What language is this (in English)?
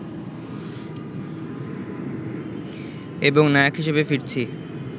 Bangla